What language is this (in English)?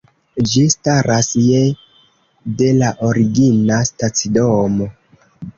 Esperanto